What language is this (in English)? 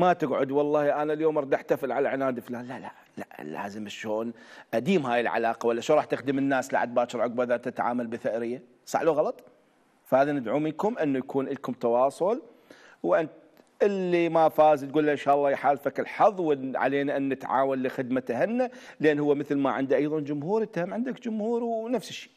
Arabic